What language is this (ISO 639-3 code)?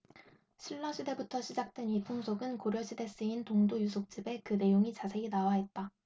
kor